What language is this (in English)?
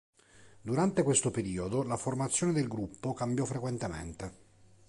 Italian